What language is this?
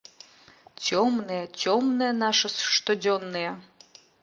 Belarusian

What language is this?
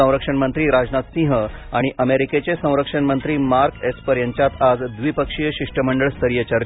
Marathi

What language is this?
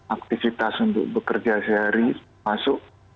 Indonesian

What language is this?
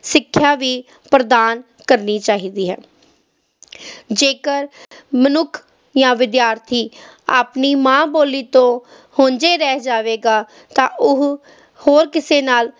Punjabi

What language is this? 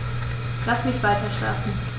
German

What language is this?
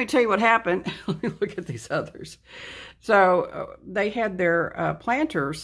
English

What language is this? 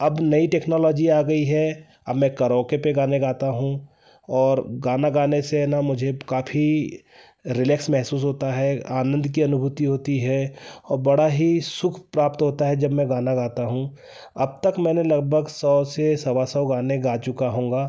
Hindi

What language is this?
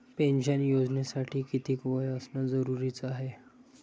Marathi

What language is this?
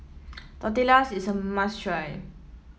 English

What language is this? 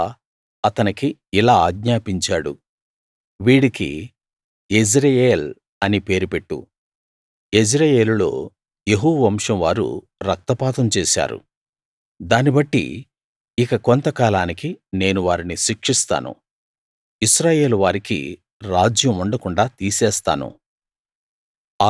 Telugu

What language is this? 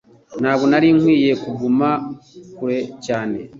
Kinyarwanda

